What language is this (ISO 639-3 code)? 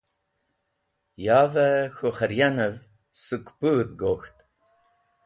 wbl